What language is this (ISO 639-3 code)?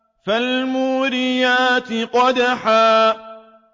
ara